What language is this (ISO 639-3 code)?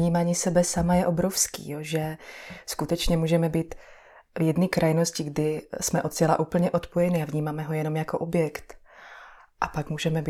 ces